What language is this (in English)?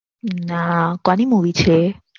Gujarati